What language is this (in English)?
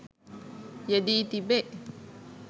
Sinhala